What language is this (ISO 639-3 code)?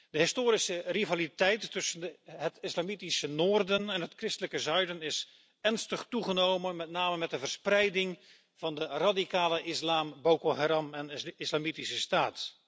nld